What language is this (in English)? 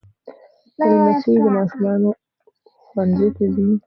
Pashto